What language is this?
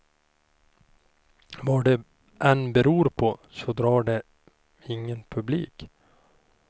Swedish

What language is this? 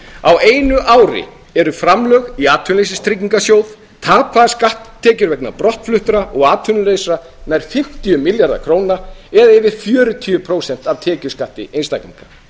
Icelandic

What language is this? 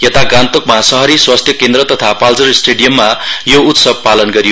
Nepali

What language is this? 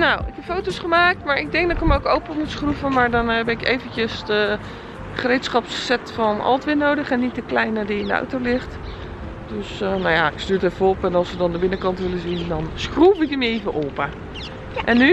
Dutch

